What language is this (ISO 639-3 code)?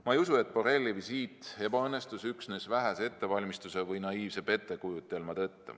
est